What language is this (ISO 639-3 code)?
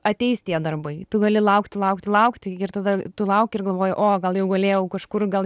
lit